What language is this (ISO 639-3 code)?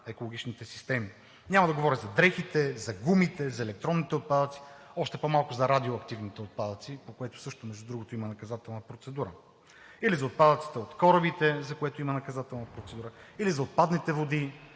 bul